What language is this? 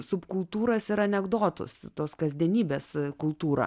Lithuanian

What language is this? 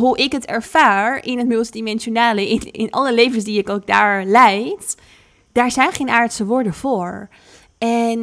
Dutch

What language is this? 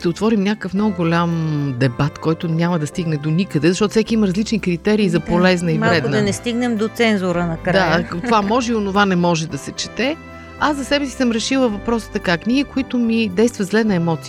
Bulgarian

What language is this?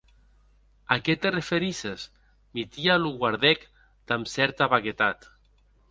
Occitan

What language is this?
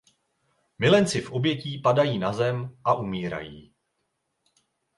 Czech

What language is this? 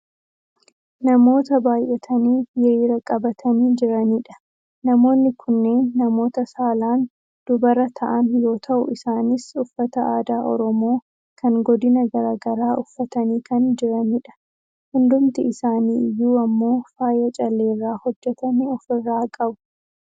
Oromo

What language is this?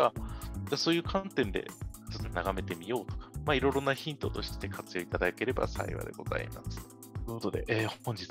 Japanese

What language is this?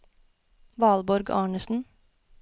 Norwegian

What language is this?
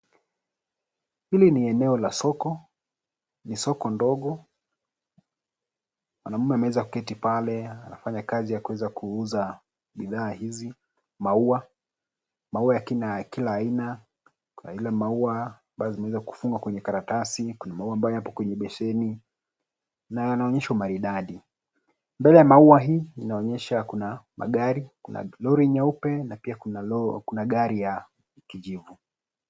Swahili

